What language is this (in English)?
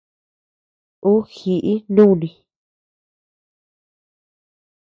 Tepeuxila Cuicatec